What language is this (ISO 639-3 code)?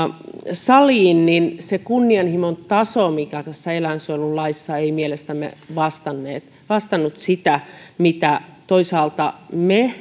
fin